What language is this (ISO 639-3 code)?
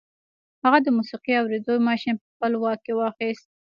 pus